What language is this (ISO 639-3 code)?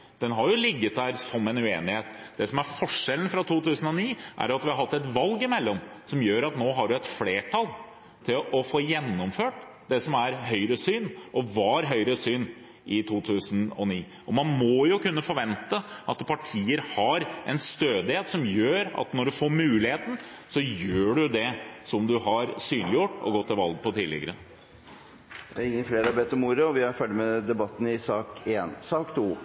nob